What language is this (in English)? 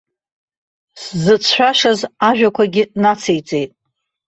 Abkhazian